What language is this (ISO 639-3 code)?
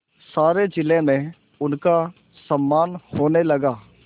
hin